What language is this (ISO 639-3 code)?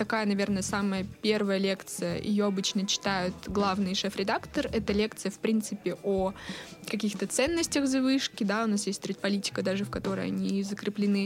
rus